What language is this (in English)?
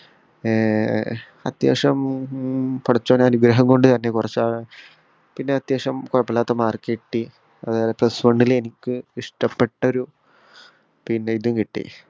Malayalam